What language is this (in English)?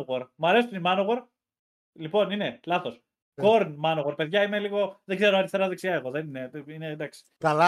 Greek